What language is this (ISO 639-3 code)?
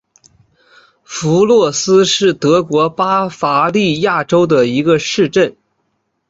zho